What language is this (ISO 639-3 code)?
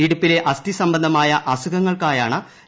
mal